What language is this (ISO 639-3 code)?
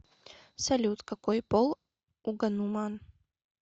rus